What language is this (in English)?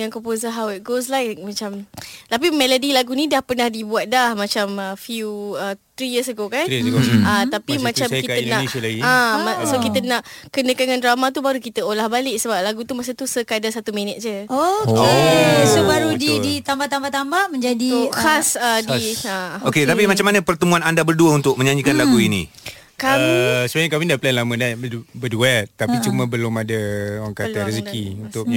Malay